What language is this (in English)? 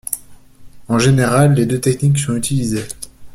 French